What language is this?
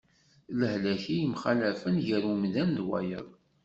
Kabyle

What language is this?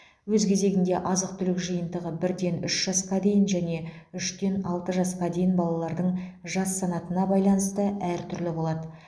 Kazakh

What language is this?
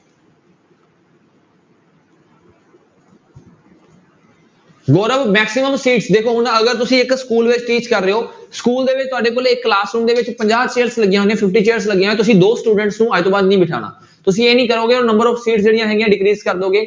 Punjabi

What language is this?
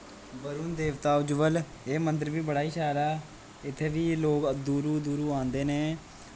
Dogri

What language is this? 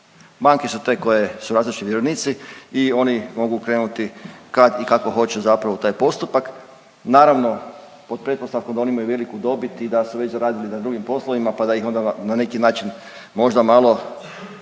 Croatian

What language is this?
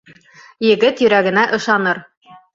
Bashkir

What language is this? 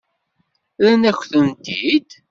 Kabyle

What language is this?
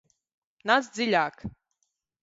Latvian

